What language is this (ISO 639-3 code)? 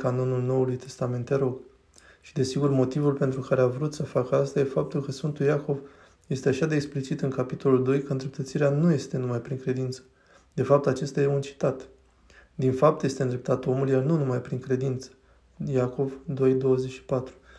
ron